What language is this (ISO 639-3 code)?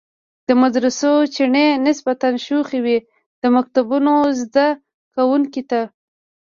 pus